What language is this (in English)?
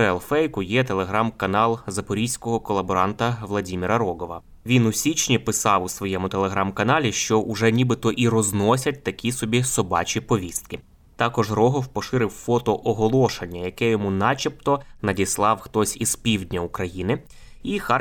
Ukrainian